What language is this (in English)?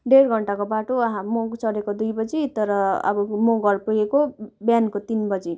Nepali